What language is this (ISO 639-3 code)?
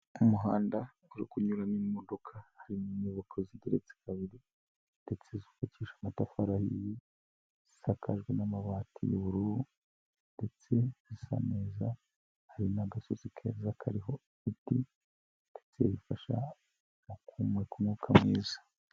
kin